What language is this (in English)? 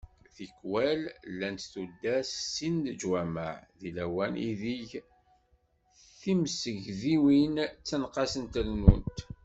Kabyle